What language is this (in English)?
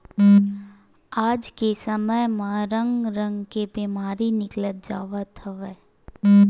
Chhattisgarhi